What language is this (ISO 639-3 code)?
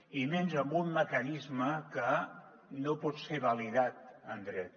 cat